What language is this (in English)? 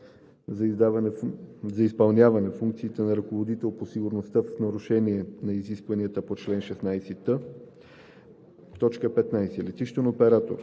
Bulgarian